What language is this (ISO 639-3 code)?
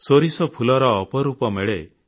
ori